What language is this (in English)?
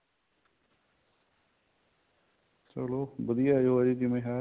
Punjabi